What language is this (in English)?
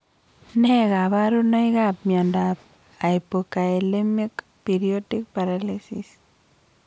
Kalenjin